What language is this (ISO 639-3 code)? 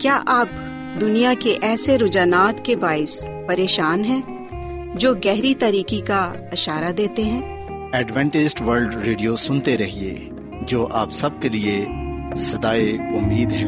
urd